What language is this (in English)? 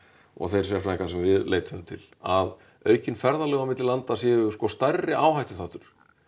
Icelandic